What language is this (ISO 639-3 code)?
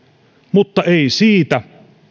fin